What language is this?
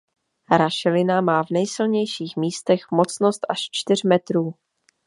Czech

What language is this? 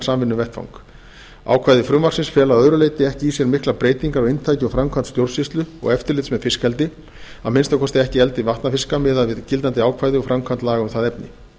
Icelandic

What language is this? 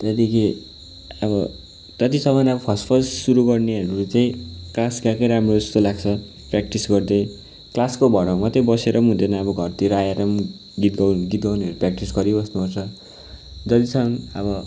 Nepali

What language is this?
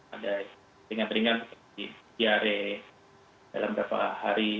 Indonesian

